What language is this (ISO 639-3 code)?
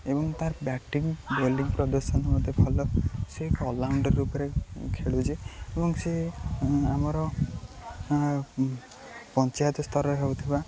ori